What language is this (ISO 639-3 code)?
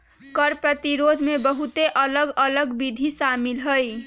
mag